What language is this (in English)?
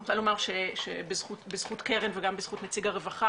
Hebrew